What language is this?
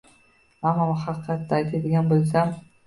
Uzbek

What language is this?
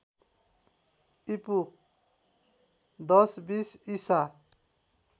Nepali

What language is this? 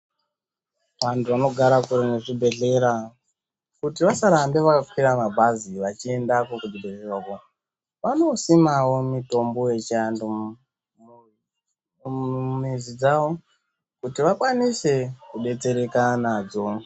Ndau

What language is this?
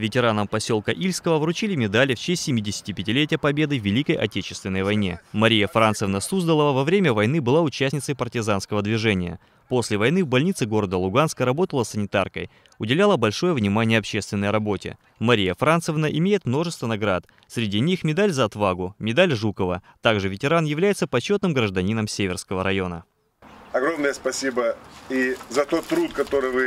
Russian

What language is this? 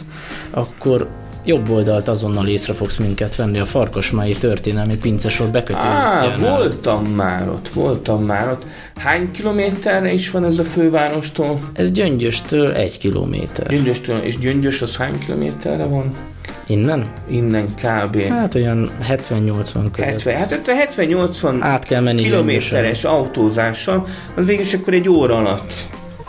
Hungarian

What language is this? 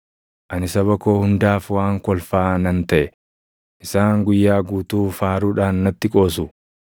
Oromo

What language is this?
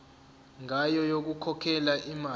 Zulu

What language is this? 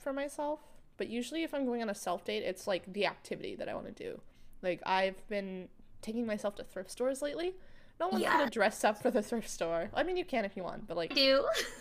English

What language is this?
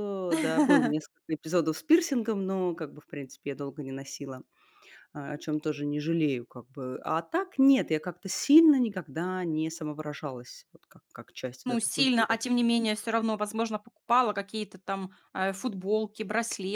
Russian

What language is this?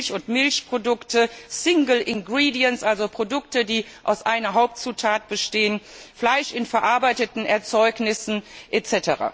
German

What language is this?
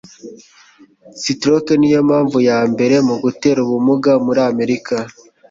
Kinyarwanda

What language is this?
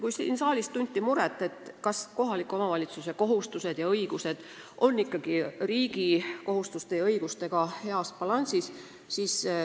Estonian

